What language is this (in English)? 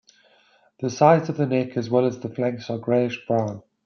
English